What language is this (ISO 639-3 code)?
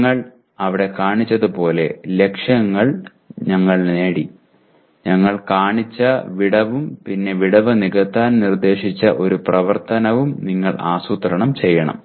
mal